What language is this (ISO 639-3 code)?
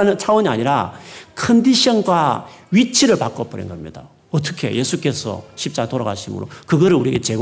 kor